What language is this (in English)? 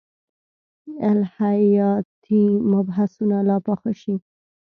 Pashto